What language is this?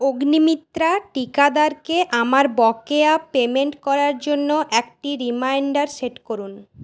Bangla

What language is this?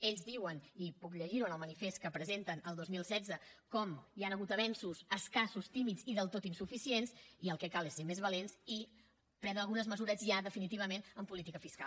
Catalan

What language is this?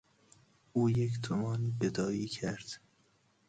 Persian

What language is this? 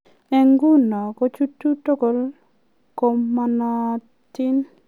Kalenjin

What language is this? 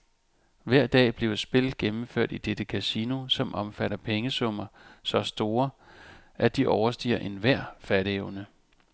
Danish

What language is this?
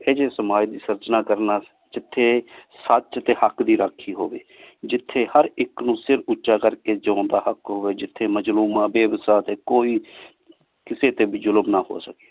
Punjabi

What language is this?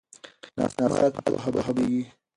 Pashto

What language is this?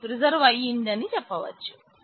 Telugu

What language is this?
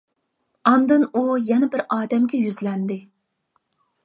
Uyghur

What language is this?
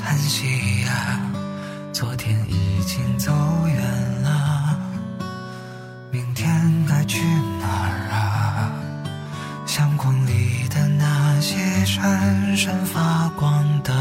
Chinese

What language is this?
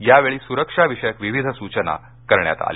Marathi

